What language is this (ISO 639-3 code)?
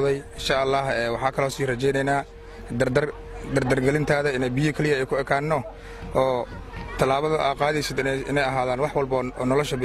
ara